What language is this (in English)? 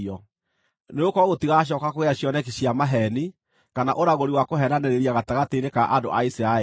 Kikuyu